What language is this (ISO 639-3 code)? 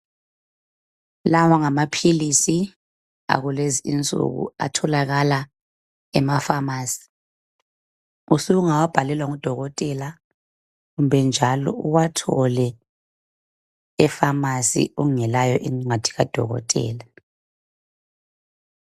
nde